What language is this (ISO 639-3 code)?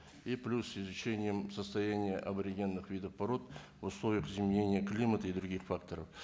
kaz